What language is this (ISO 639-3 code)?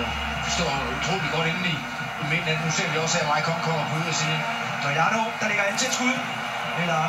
dan